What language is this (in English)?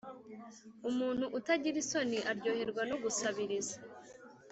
Kinyarwanda